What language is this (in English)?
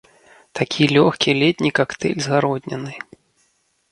Belarusian